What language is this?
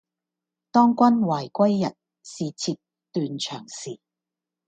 Cantonese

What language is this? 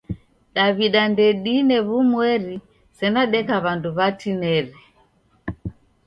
Taita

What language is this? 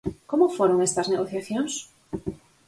Galician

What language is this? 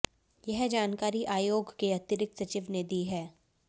Hindi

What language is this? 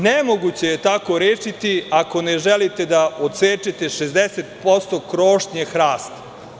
Serbian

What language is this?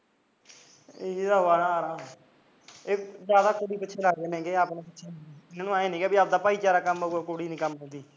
Punjabi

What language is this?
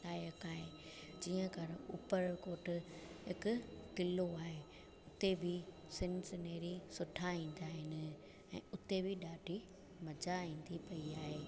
Sindhi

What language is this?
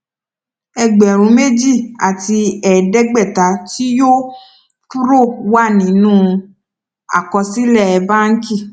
Yoruba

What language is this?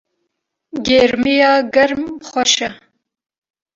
Kurdish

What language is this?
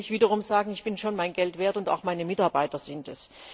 German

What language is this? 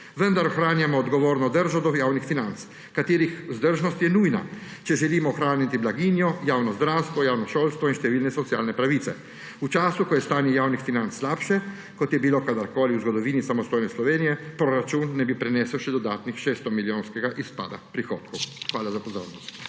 Slovenian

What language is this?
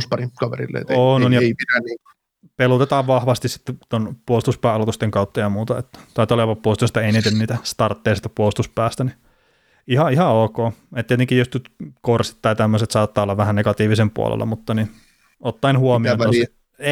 Finnish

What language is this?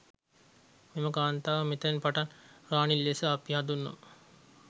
Sinhala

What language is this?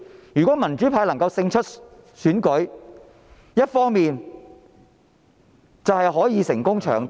Cantonese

